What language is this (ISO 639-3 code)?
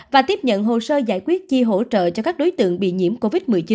vie